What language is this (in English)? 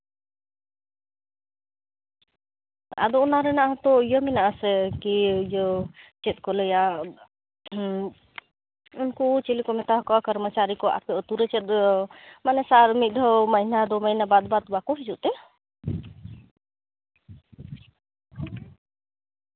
Santali